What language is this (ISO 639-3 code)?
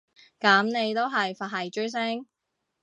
yue